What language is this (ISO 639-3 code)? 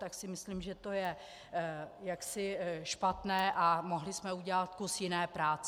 ces